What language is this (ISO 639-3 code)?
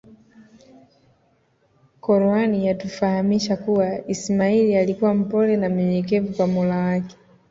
swa